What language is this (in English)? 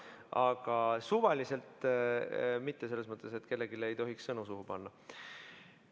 Estonian